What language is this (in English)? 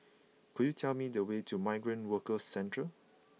English